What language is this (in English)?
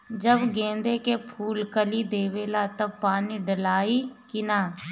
Bhojpuri